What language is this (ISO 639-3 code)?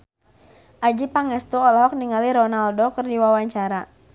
sun